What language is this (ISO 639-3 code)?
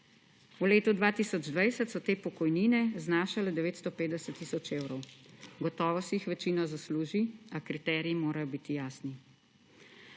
slv